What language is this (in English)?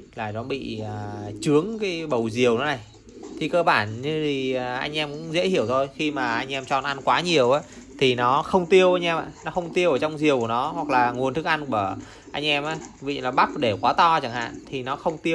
Vietnamese